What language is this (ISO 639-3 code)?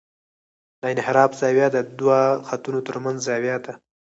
pus